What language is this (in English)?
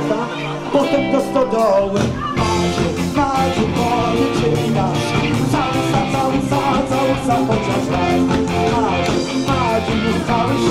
Polish